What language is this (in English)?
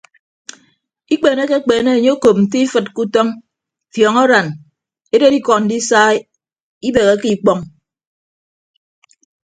Ibibio